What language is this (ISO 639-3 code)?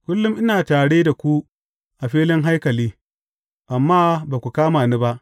hau